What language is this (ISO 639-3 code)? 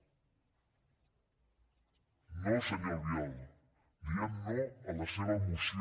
cat